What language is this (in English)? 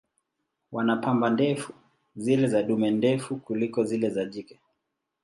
Swahili